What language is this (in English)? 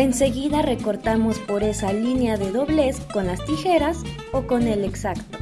Spanish